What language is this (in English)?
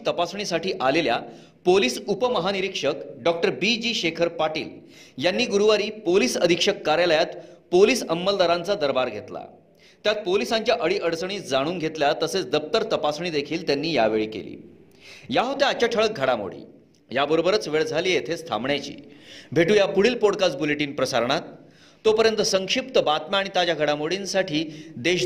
Marathi